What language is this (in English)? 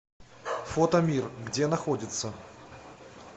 Russian